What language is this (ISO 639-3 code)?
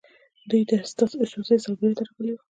pus